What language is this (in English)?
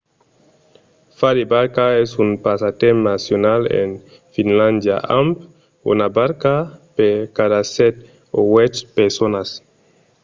Occitan